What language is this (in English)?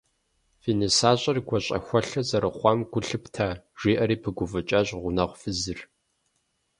Kabardian